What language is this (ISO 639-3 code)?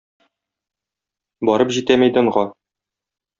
tat